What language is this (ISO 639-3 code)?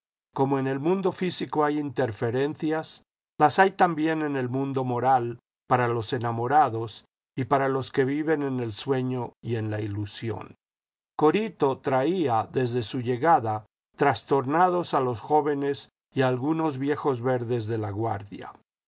spa